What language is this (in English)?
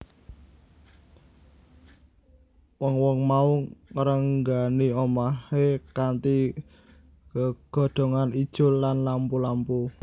Javanese